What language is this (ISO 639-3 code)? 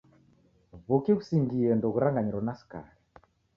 dav